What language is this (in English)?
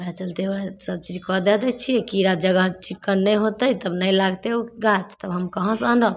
Maithili